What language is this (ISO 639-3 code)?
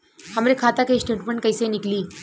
bho